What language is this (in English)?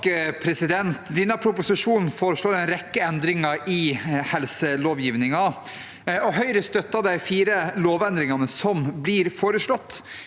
Norwegian